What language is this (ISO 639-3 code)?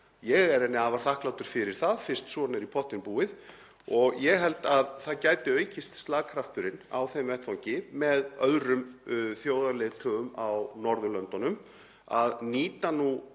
isl